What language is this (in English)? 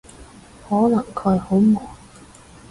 Cantonese